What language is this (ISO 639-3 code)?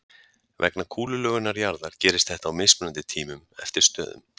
isl